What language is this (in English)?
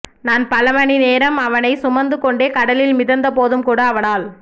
Tamil